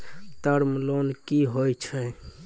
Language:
Maithili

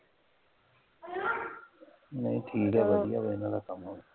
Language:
Punjabi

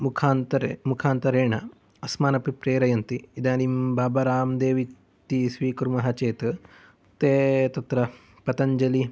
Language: Sanskrit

